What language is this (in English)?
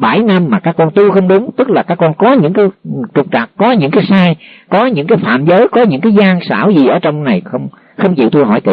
Vietnamese